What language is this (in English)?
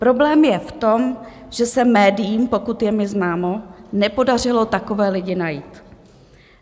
Czech